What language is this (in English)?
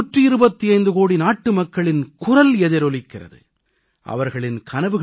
Tamil